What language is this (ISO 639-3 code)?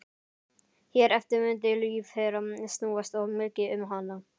isl